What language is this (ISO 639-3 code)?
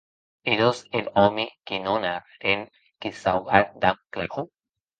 oci